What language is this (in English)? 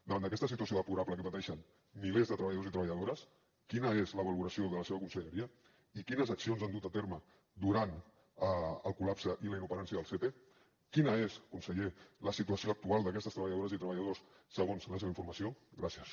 Catalan